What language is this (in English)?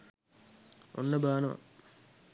Sinhala